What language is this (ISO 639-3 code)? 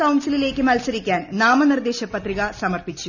mal